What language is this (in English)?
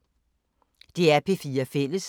Danish